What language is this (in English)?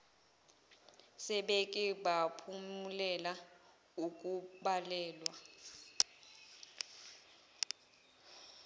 Zulu